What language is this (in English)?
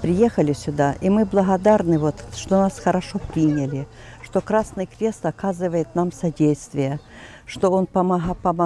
Russian